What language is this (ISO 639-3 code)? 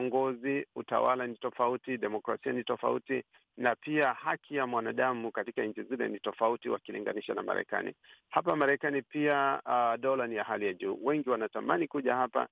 swa